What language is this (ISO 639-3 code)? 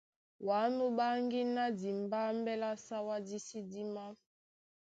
dua